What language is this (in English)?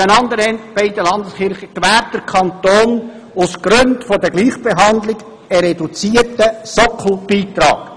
Swiss German